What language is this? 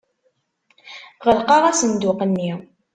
Kabyle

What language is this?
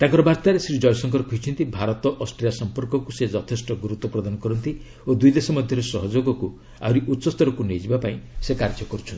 Odia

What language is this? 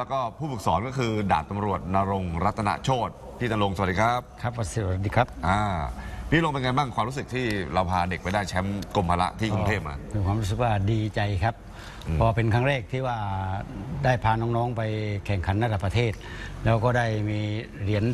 Thai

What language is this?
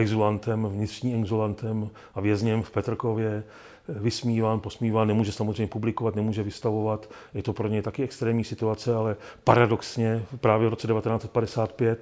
Czech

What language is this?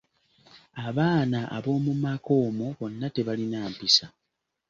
Ganda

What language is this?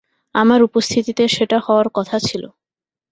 Bangla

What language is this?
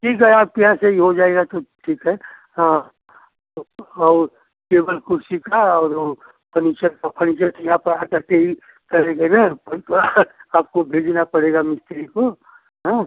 Hindi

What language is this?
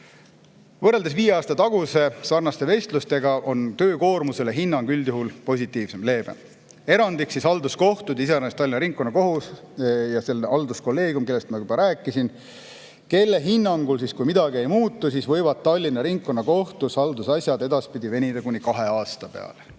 Estonian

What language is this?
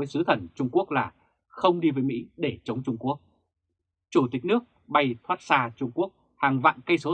Vietnamese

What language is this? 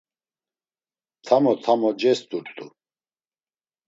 Laz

